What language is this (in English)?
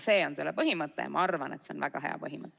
Estonian